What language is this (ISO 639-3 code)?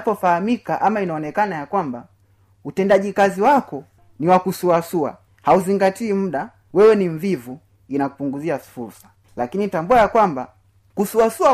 swa